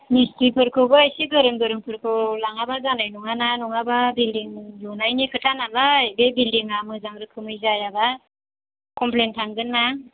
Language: Bodo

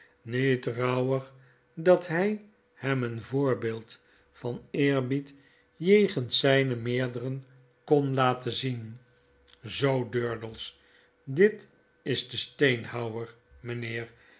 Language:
Dutch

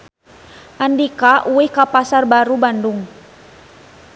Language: Sundanese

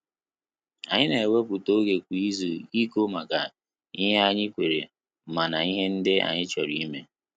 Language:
Igbo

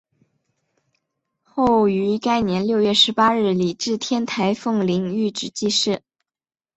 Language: Chinese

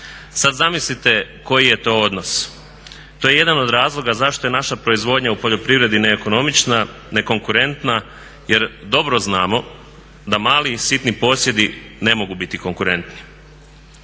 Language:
Croatian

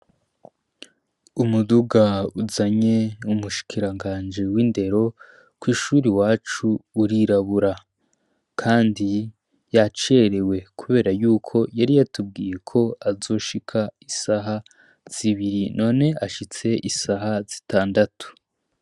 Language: Rundi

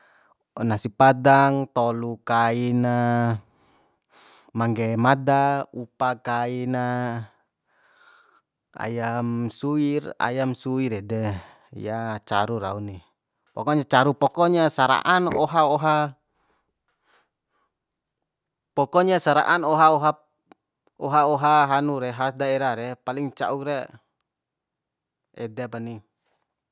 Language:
Bima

